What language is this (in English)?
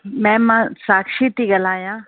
Sindhi